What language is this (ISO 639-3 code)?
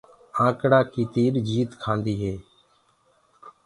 ggg